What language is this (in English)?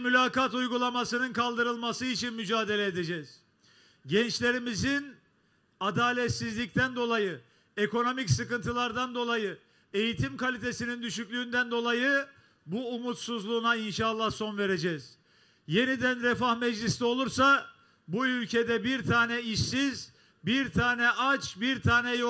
Turkish